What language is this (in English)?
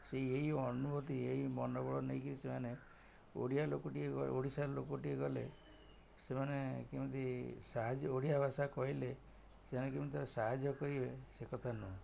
Odia